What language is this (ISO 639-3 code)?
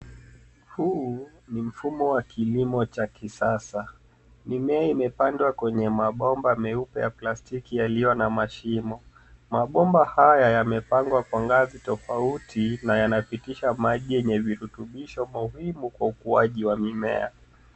swa